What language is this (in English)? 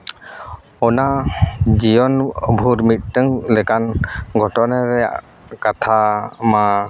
Santali